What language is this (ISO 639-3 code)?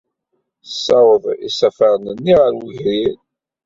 kab